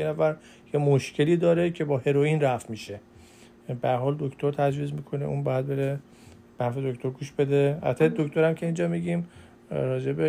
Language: Persian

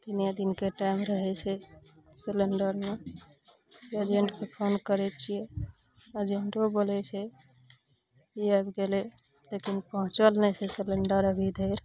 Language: Maithili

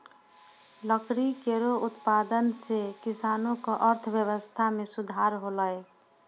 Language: Maithili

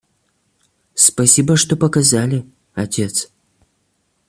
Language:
Russian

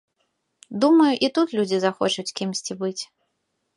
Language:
Belarusian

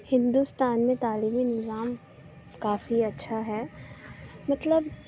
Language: Urdu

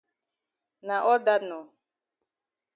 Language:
Cameroon Pidgin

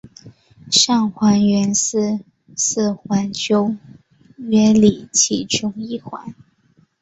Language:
Chinese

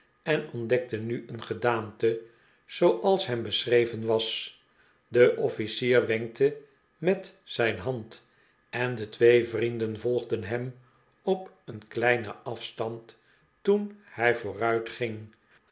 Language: Dutch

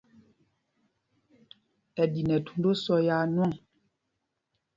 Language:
Mpumpong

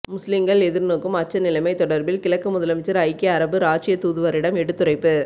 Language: Tamil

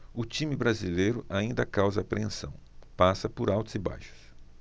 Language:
Portuguese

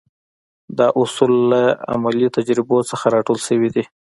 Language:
Pashto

